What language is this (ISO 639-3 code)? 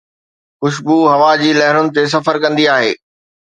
snd